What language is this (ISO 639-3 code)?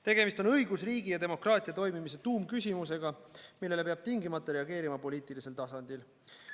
est